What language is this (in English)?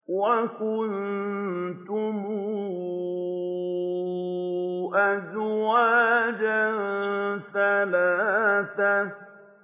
Arabic